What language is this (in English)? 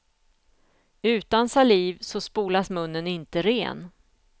Swedish